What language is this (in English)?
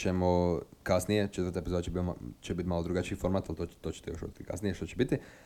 Croatian